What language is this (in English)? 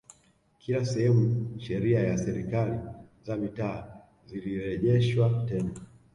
Swahili